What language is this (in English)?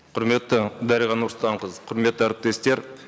Kazakh